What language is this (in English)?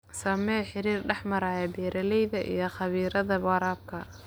Somali